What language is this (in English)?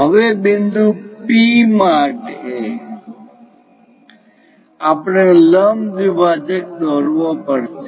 Gujarati